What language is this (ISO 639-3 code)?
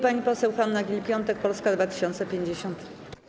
pol